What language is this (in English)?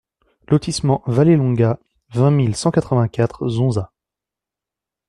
French